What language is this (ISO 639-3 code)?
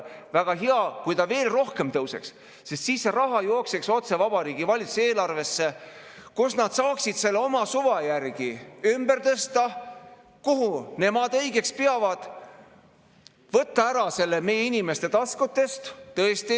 est